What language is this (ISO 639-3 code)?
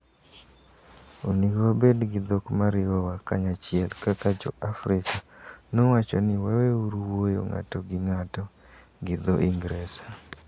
luo